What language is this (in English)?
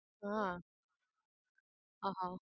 Gujarati